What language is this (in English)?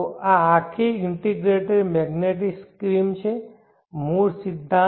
Gujarati